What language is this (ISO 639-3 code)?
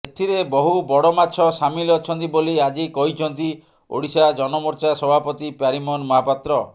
ori